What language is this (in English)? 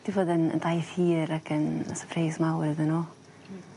Welsh